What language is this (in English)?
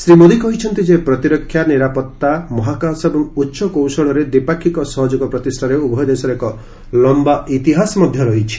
Odia